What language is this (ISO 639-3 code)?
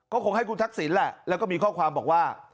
tha